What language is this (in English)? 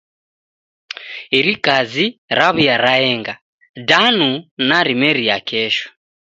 Taita